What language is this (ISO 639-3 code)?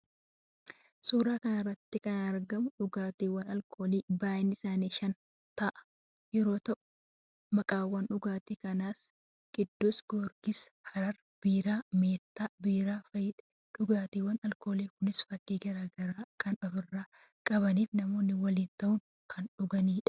orm